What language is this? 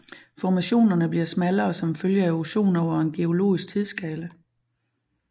Danish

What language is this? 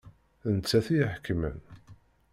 Kabyle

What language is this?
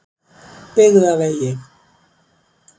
Icelandic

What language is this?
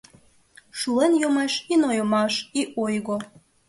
Mari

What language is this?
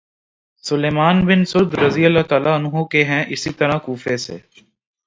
Urdu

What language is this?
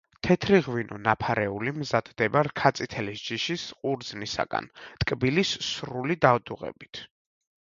Georgian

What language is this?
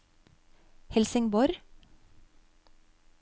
Norwegian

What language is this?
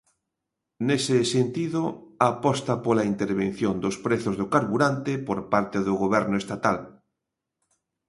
Galician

